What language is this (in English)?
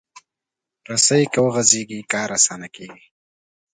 Pashto